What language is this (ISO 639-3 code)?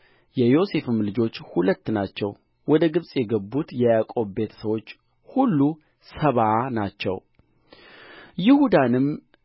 amh